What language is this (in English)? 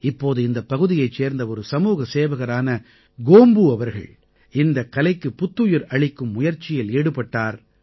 Tamil